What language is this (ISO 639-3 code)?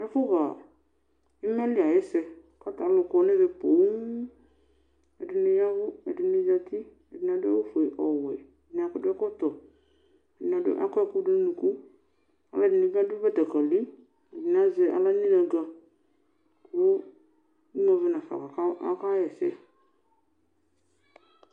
kpo